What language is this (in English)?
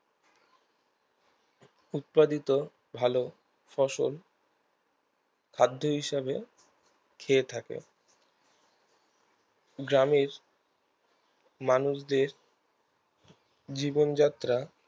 Bangla